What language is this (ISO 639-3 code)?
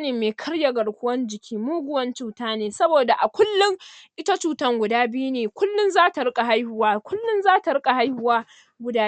hau